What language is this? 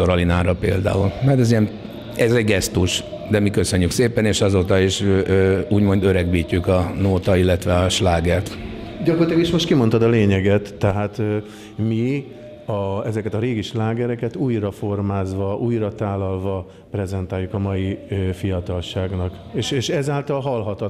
Hungarian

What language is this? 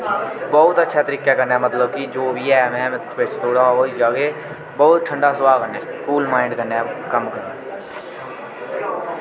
Dogri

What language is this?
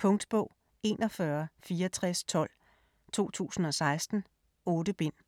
Danish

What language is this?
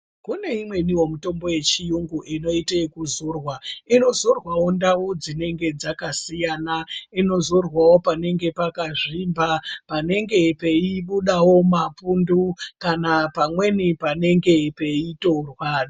Ndau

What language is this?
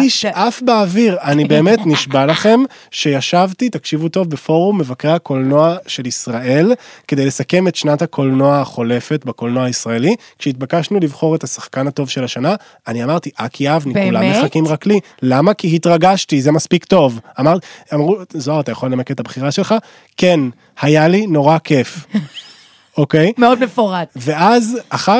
Hebrew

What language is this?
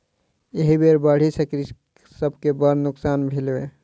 Maithili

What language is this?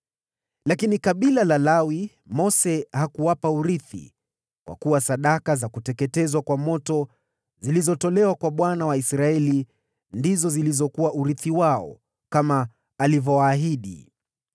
Swahili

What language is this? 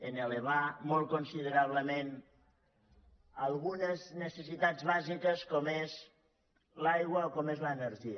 Catalan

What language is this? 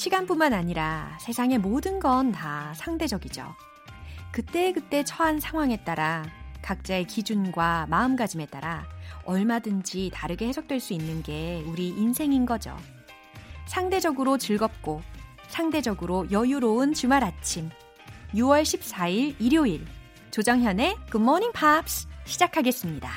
Korean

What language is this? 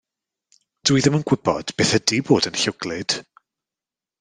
Welsh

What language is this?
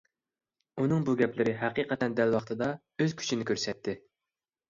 Uyghur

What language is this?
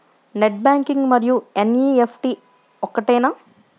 Telugu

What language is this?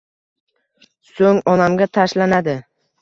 Uzbek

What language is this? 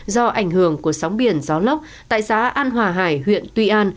Vietnamese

